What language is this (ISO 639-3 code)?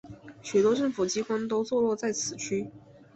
zho